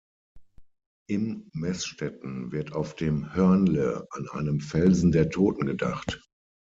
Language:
German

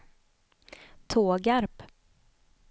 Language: Swedish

